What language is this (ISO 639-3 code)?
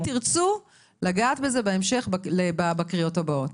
heb